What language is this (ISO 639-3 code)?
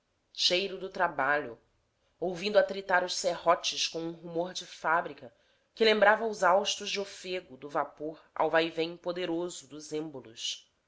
por